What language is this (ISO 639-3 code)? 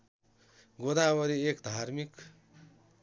nep